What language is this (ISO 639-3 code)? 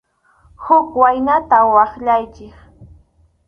qxu